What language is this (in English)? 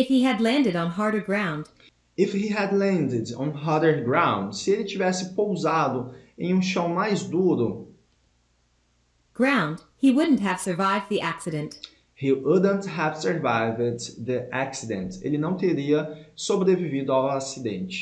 Portuguese